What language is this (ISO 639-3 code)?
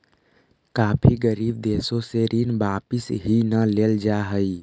mag